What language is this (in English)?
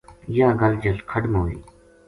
Gujari